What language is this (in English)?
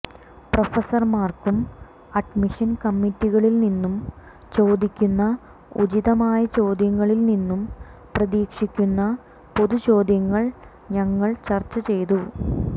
Malayalam